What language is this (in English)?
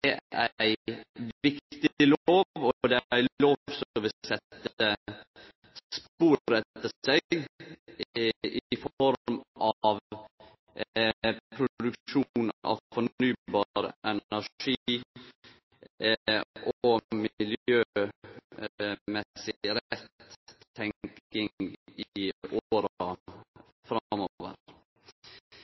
Norwegian Nynorsk